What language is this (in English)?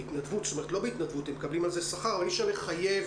Hebrew